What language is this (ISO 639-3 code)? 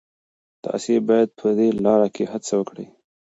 pus